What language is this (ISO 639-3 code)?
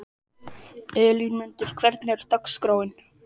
isl